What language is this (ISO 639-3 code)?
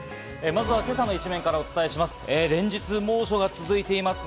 jpn